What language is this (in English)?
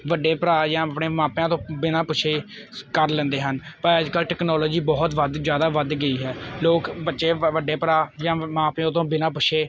Punjabi